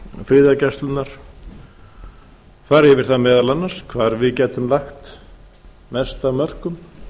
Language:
Icelandic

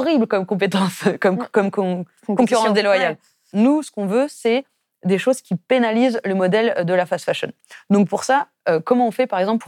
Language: French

